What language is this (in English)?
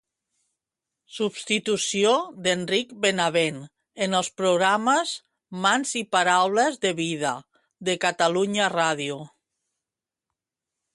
Catalan